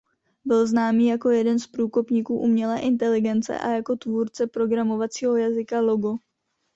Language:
Czech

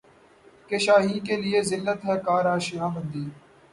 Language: Urdu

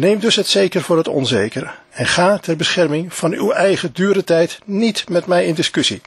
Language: Dutch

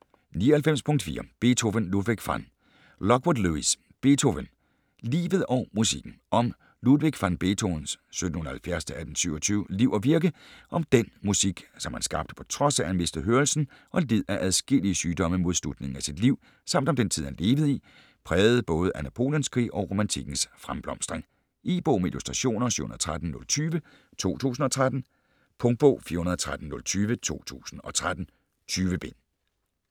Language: Danish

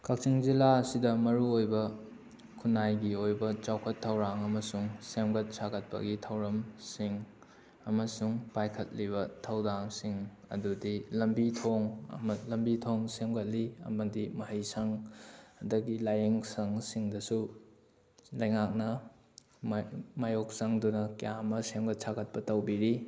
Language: Manipuri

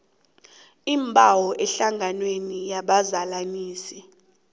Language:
South Ndebele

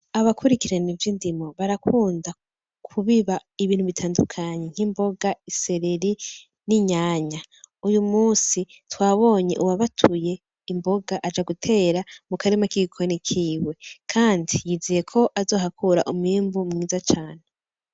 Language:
Rundi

